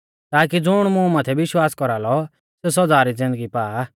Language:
Mahasu Pahari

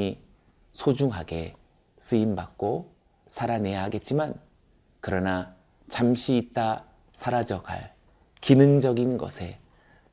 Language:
Korean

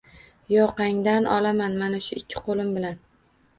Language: Uzbek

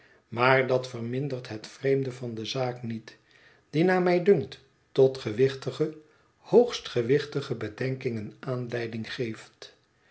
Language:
Dutch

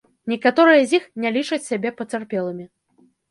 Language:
Belarusian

